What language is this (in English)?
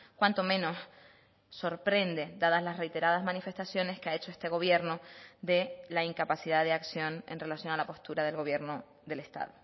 Spanish